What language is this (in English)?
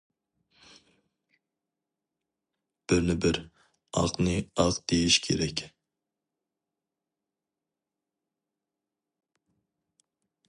Uyghur